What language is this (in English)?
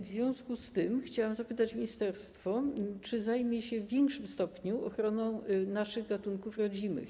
Polish